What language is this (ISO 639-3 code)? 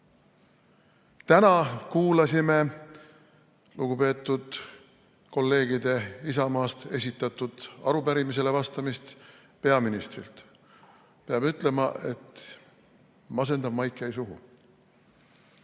est